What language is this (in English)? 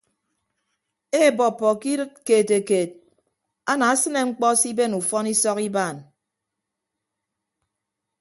Ibibio